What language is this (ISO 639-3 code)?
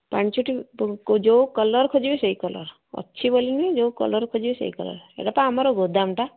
ori